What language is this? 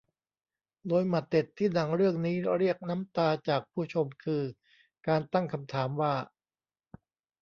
Thai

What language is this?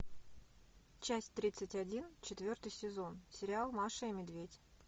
Russian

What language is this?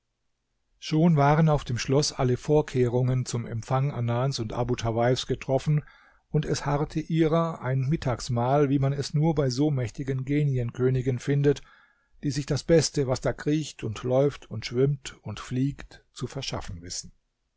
German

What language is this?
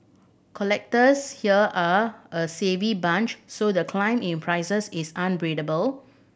English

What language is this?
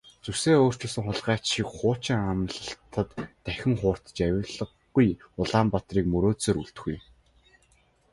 Mongolian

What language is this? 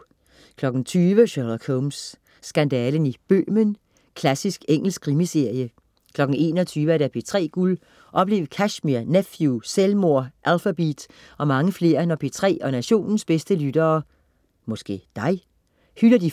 Danish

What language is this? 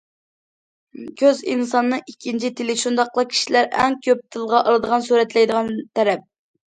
Uyghur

